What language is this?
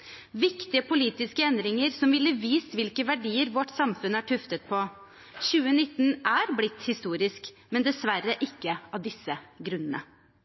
Norwegian Bokmål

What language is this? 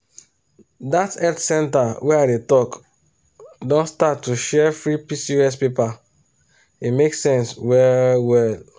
Nigerian Pidgin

